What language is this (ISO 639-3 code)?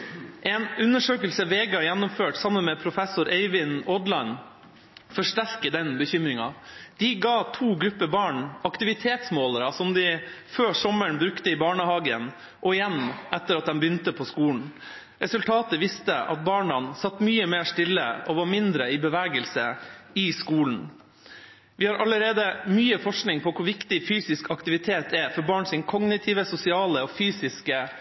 nob